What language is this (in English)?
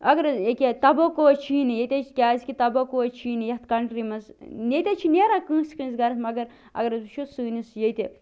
Kashmiri